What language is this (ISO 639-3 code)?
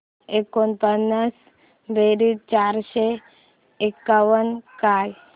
mar